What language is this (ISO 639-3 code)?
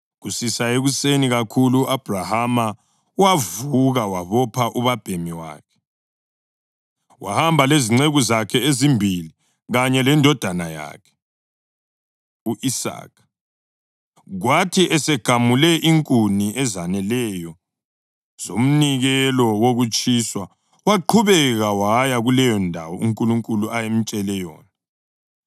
nde